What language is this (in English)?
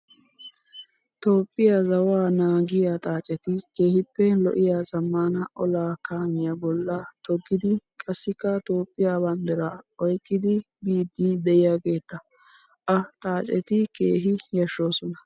Wolaytta